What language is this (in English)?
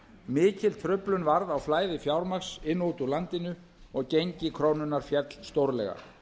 Icelandic